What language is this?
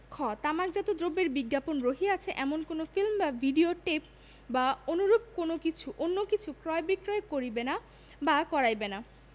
Bangla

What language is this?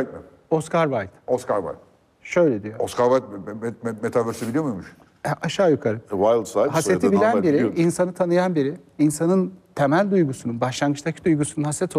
Turkish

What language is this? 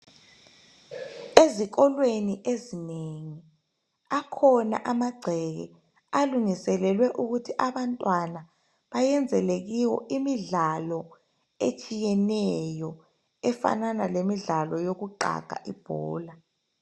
North Ndebele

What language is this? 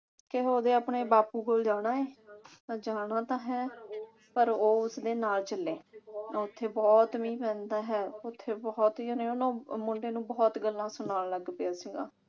Punjabi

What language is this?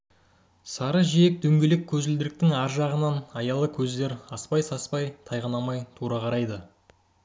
Kazakh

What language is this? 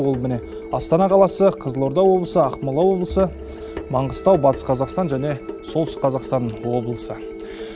Kazakh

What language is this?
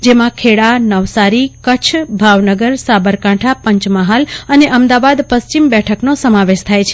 Gujarati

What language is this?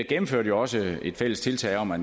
Danish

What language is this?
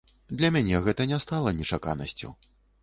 Belarusian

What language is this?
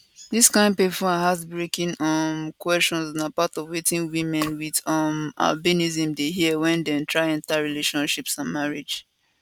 Nigerian Pidgin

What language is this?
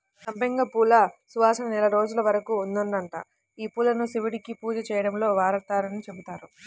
Telugu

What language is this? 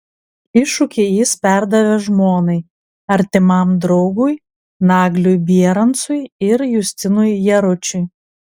Lithuanian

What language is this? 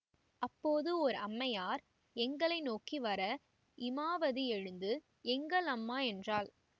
Tamil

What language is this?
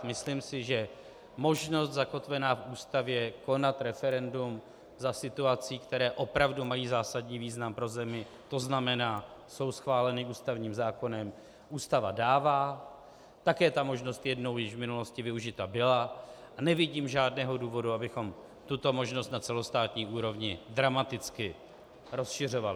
Czech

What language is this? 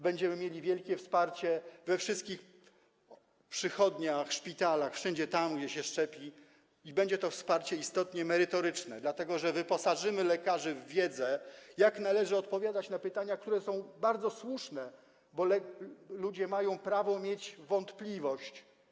Polish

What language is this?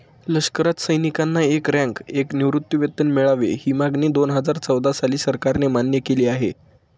Marathi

